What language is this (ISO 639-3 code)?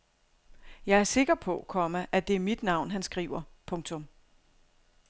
dan